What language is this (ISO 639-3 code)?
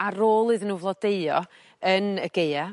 cym